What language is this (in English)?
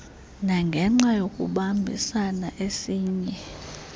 Xhosa